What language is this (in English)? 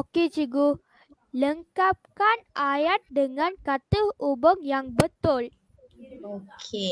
Malay